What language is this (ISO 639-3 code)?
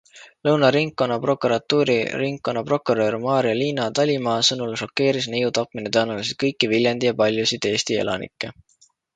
est